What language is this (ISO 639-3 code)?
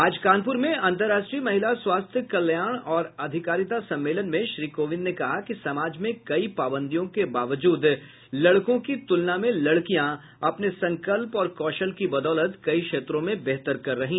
hin